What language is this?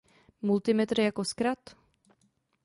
Czech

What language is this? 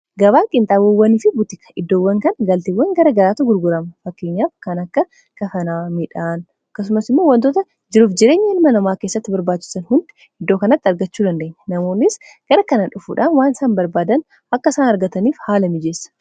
Oromo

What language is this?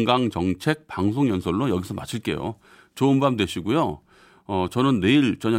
Korean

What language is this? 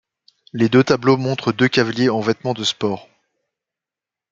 French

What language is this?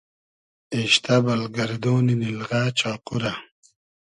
Hazaragi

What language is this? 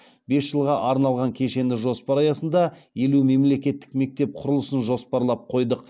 Kazakh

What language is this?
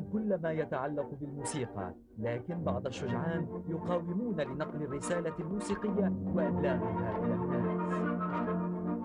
Arabic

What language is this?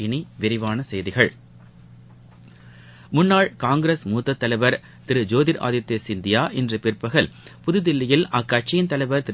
Tamil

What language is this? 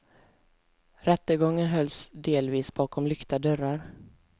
Swedish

